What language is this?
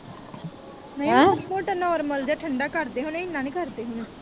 Punjabi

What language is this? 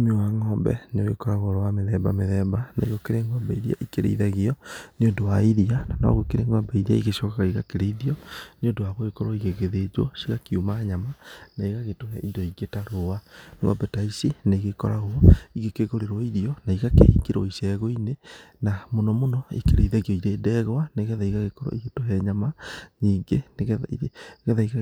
Kikuyu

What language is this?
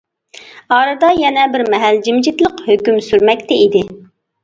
Uyghur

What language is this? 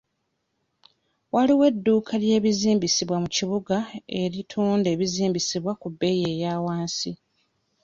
Ganda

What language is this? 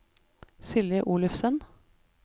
Norwegian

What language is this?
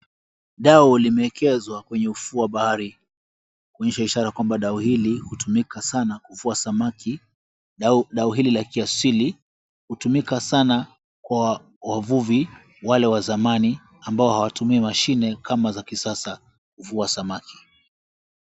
Swahili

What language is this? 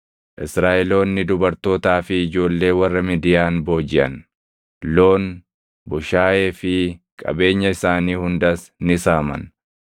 Oromo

